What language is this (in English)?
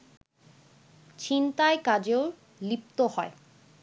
Bangla